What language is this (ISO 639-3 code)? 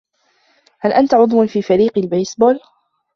ara